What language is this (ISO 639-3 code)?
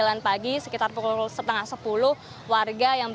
ind